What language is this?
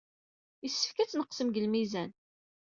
Kabyle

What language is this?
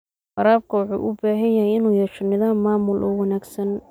Somali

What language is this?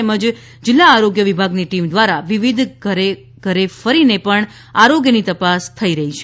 Gujarati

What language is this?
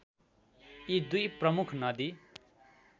Nepali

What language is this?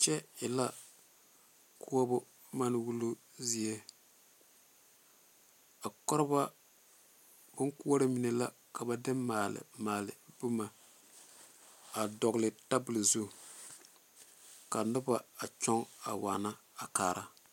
Southern Dagaare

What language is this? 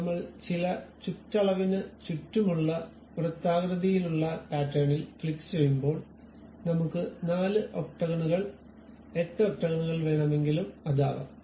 Malayalam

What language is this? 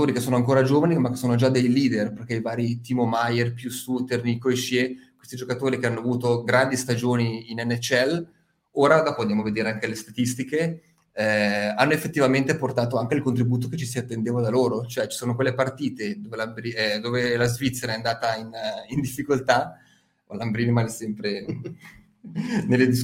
Italian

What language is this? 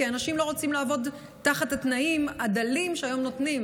Hebrew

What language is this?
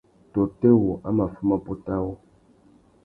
Tuki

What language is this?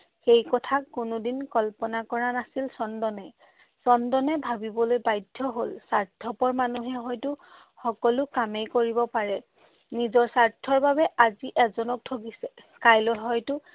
Assamese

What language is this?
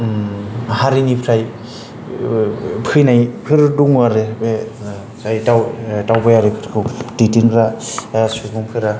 Bodo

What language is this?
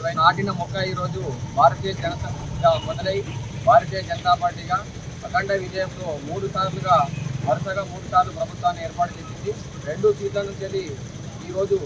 Telugu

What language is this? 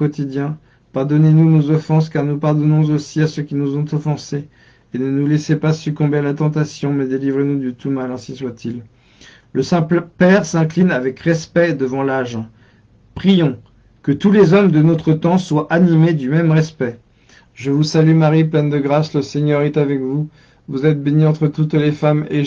French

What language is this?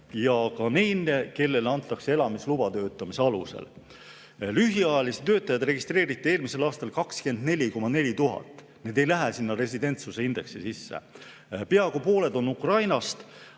Estonian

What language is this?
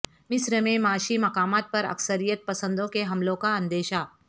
Urdu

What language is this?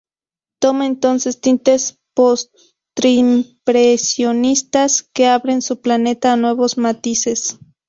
Spanish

